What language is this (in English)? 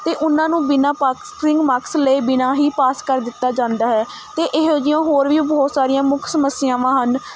Punjabi